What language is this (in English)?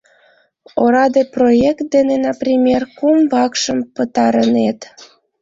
Mari